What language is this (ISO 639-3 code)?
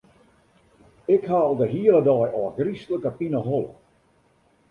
fry